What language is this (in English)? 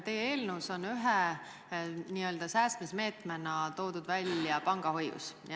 Estonian